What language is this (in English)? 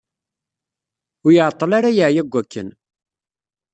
Kabyle